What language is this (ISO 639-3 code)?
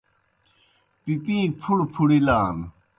plk